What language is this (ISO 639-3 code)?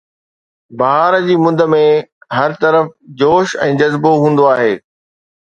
snd